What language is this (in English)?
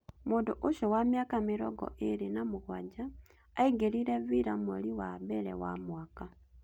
Kikuyu